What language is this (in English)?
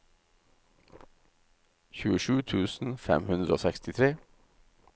Norwegian